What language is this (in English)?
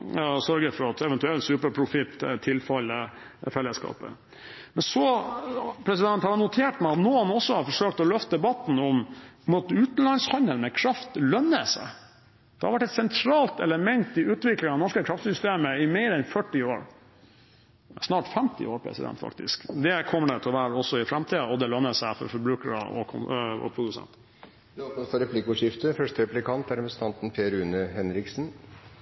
Norwegian Bokmål